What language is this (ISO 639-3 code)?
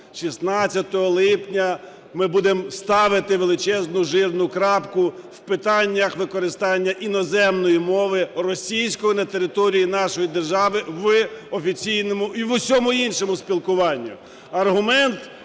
ukr